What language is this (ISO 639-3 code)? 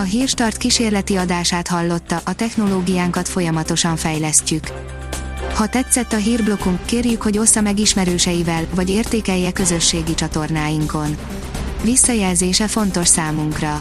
hun